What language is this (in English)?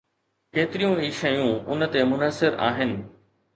Sindhi